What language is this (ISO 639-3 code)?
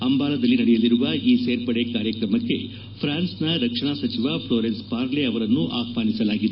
kan